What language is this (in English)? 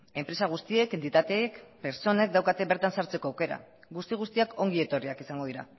Basque